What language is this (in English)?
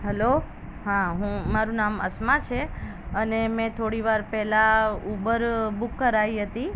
Gujarati